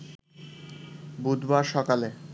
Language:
Bangla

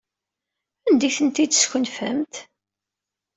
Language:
Kabyle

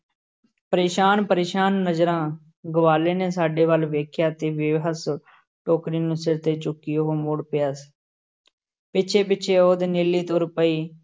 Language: Punjabi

